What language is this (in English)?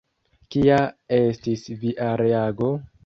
Esperanto